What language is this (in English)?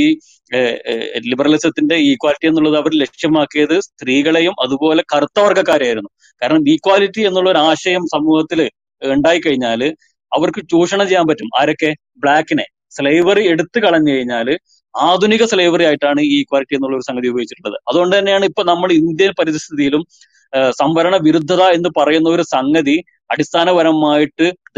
Malayalam